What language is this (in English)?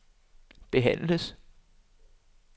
Danish